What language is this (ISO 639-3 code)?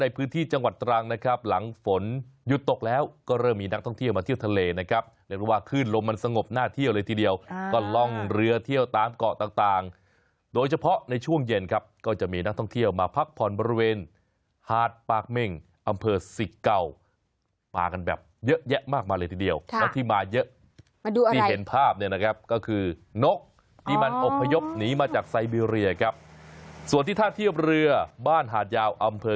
tha